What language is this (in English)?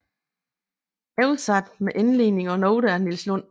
Danish